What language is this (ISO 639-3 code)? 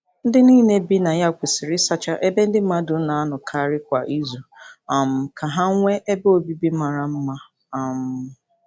ibo